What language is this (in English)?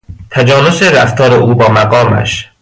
Persian